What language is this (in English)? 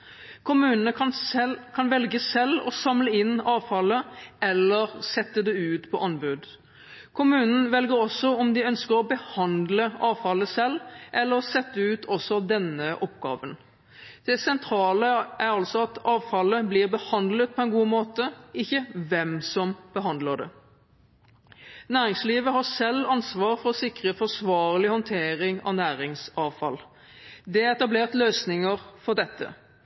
Norwegian Bokmål